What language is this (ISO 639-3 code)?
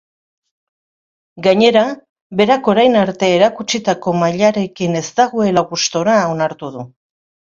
eus